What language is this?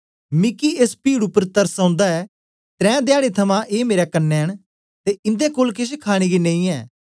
Dogri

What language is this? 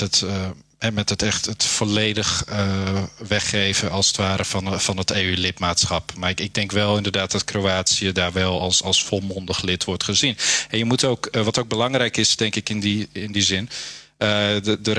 Dutch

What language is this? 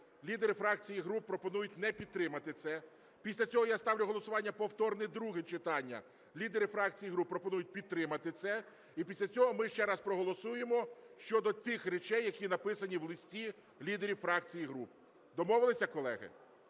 Ukrainian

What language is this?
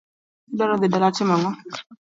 Luo (Kenya and Tanzania)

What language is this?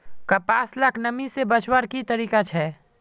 Magahi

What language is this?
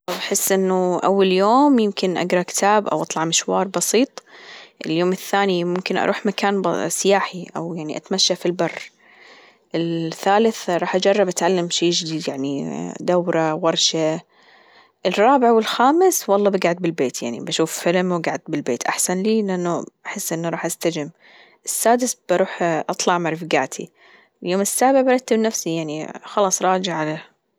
Gulf Arabic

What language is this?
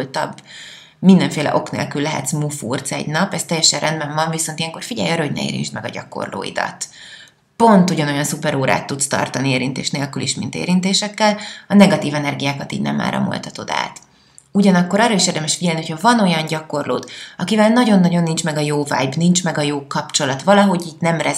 Hungarian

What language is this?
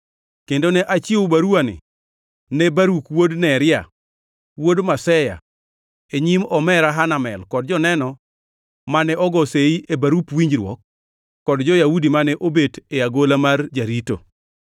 Luo (Kenya and Tanzania)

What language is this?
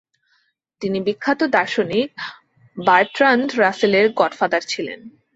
Bangla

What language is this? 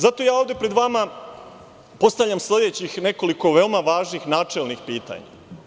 Serbian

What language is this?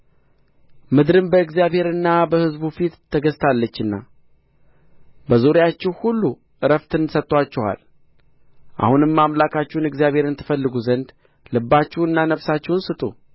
Amharic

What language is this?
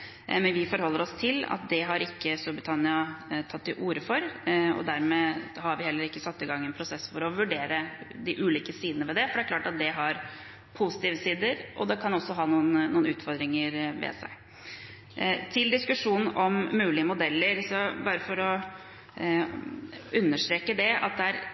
Norwegian Bokmål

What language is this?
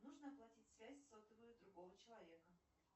Russian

